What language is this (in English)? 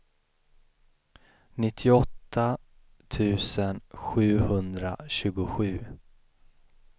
Swedish